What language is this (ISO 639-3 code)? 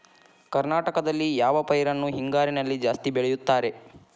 kan